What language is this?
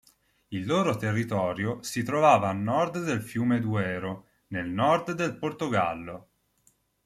Italian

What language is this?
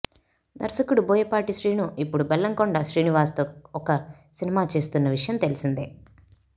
Telugu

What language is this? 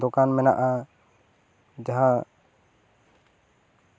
Santali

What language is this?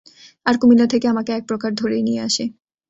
Bangla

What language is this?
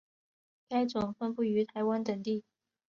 Chinese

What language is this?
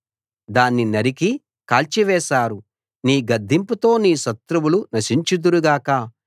Telugu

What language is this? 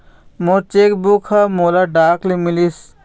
Chhattisgarhi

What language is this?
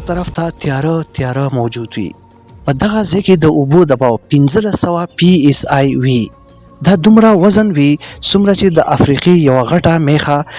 Pashto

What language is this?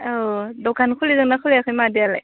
Bodo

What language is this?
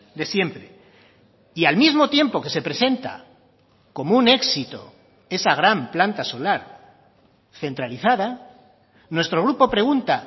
Spanish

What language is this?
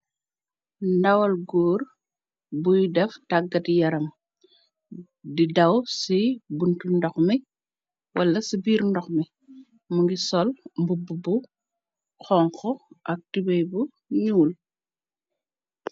Wolof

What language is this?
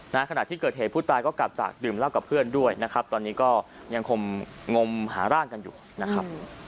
Thai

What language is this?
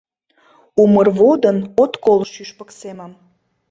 Mari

